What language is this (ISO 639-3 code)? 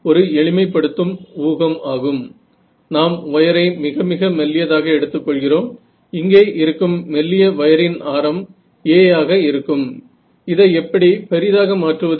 mar